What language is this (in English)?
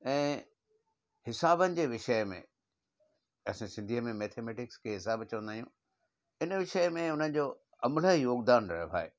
Sindhi